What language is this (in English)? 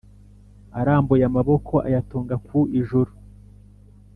Kinyarwanda